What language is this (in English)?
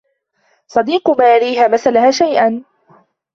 Arabic